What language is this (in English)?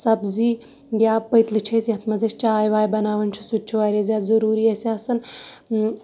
Kashmiri